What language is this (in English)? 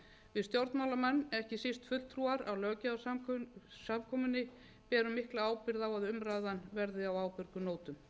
Icelandic